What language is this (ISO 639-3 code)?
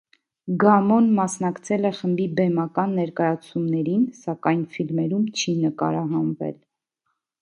hye